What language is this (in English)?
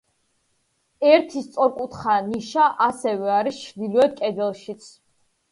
Georgian